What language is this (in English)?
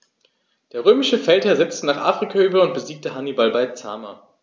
German